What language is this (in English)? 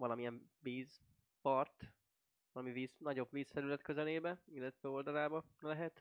Hungarian